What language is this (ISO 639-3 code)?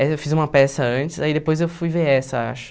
por